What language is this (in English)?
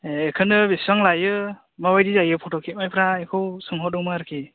Bodo